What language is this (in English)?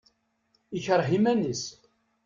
Kabyle